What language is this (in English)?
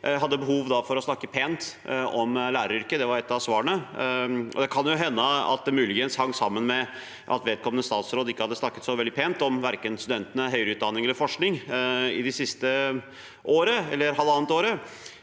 Norwegian